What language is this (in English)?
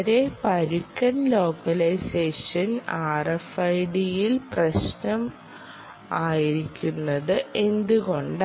Malayalam